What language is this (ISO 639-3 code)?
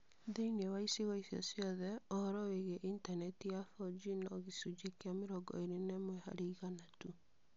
kik